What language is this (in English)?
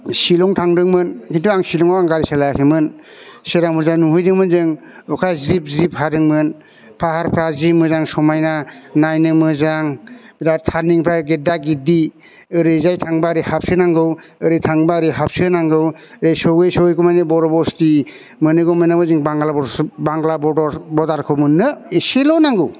Bodo